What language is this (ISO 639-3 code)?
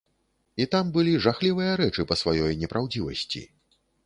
bel